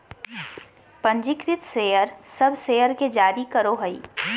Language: Magahi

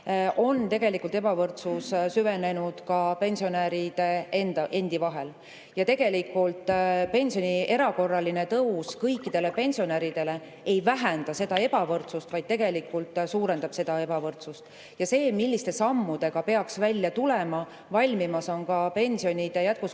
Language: Estonian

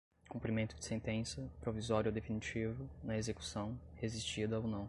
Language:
Portuguese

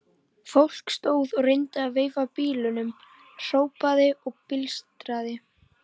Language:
Icelandic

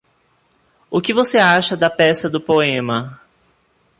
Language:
Portuguese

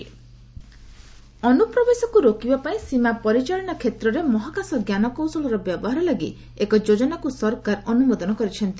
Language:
Odia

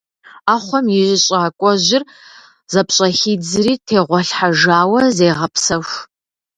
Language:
Kabardian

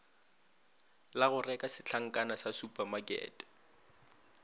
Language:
Northern Sotho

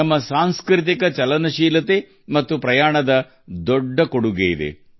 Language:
Kannada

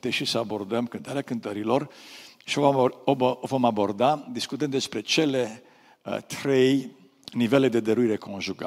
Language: Romanian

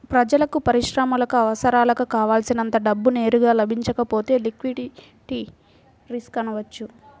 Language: Telugu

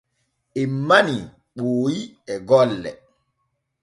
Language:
Borgu Fulfulde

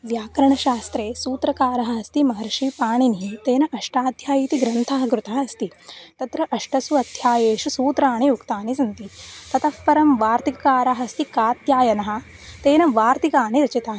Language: Sanskrit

